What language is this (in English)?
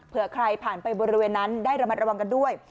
Thai